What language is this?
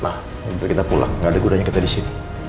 Indonesian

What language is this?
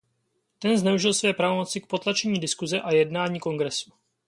Czech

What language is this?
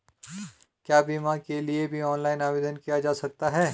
Hindi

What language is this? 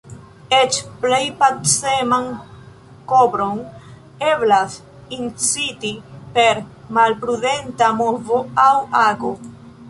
Esperanto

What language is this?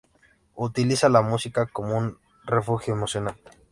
Spanish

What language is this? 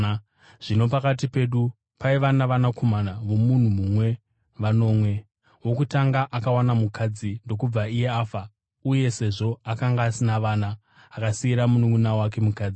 Shona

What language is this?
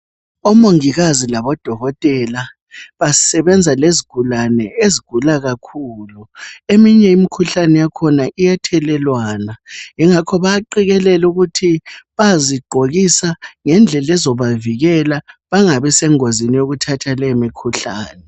North Ndebele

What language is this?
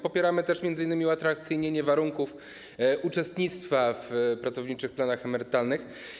Polish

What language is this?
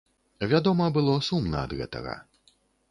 Belarusian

